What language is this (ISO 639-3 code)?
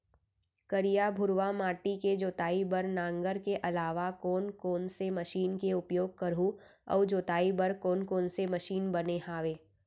hne